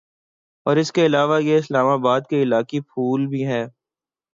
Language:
Urdu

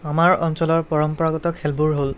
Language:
Assamese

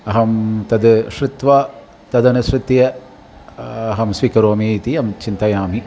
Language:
Sanskrit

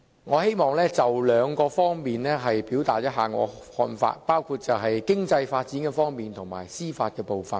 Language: Cantonese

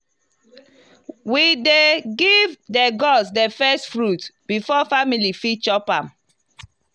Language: Nigerian Pidgin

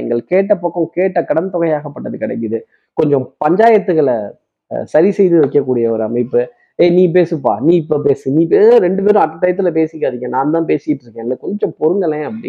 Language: Tamil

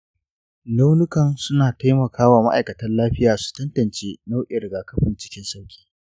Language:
Hausa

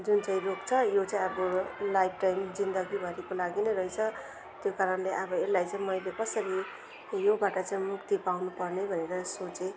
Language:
Nepali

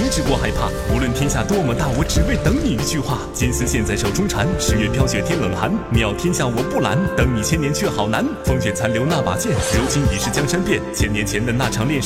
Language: Chinese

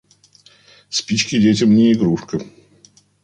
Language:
Russian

